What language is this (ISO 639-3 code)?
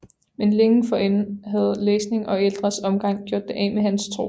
dan